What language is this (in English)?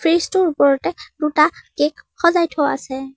Assamese